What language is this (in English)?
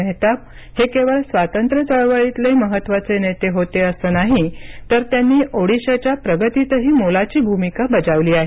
Marathi